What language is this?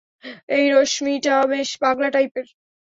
Bangla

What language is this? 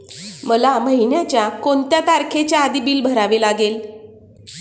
Marathi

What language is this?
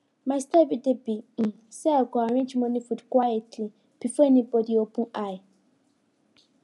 Nigerian Pidgin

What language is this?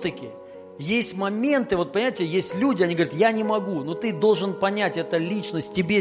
Russian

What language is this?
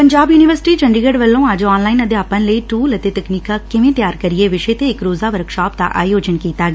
Punjabi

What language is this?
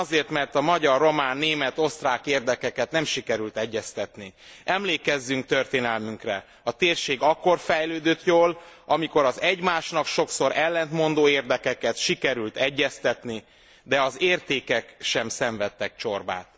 Hungarian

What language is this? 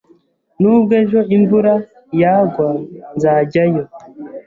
Kinyarwanda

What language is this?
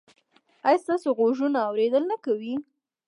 Pashto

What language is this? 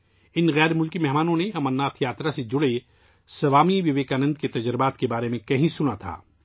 Urdu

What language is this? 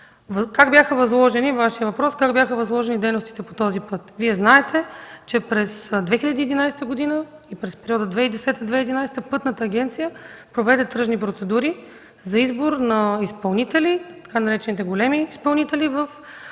Bulgarian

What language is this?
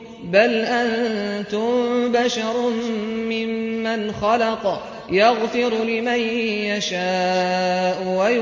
Arabic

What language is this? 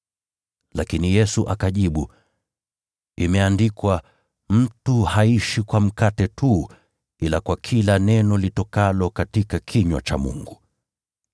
Swahili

